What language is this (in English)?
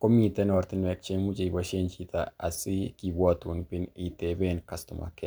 Kalenjin